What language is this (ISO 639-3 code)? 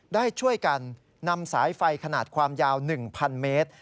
tha